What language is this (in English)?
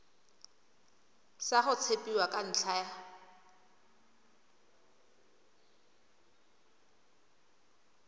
Tswana